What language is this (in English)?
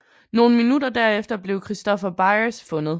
Danish